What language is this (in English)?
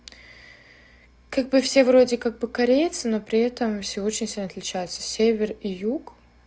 Russian